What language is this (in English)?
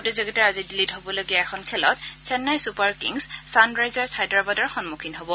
Assamese